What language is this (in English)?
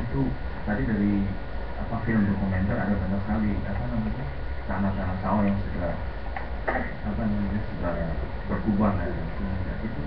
Indonesian